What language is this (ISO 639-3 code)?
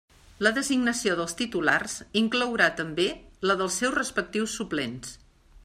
cat